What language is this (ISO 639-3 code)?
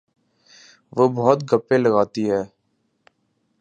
urd